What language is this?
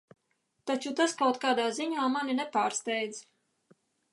Latvian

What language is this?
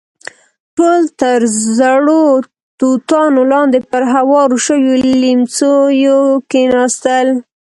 Pashto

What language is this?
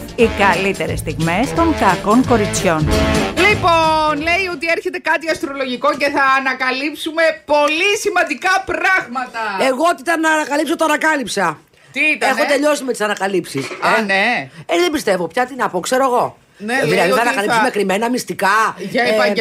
Greek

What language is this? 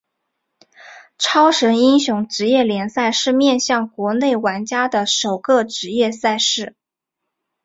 Chinese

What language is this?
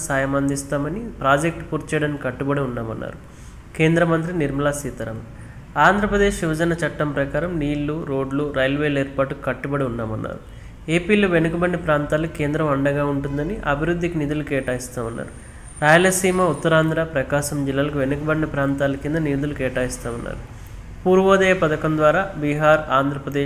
Telugu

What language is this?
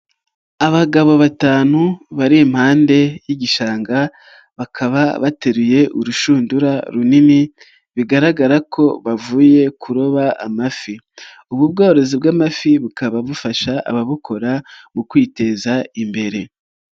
Kinyarwanda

